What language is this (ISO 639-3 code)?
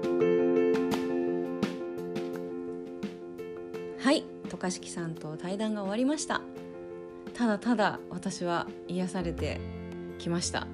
jpn